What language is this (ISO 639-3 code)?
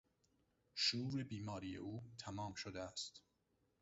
fas